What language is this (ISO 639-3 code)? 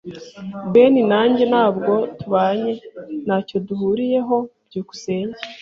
kin